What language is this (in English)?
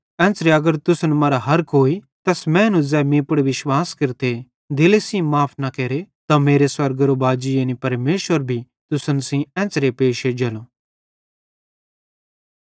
Bhadrawahi